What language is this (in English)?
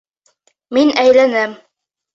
Bashkir